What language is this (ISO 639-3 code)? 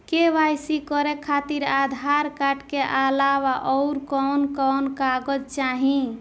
bho